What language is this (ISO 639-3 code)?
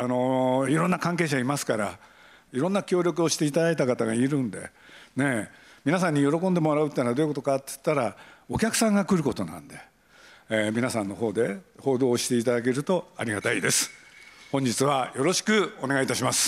jpn